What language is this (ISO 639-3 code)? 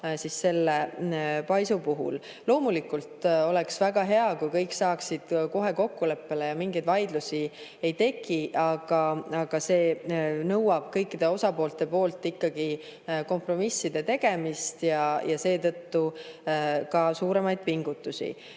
est